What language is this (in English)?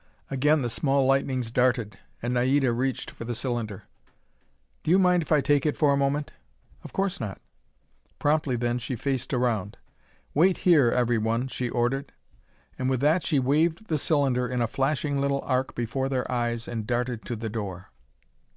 English